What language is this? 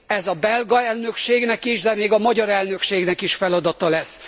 Hungarian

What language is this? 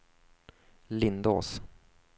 Swedish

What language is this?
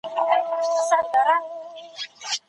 Pashto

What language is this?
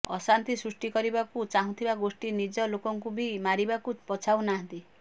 Odia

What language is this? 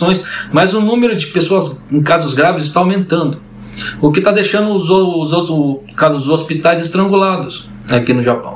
Portuguese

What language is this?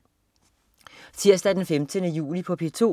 Danish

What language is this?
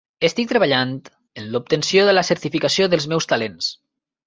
Catalan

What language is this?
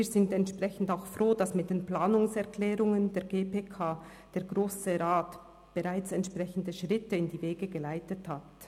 Swiss German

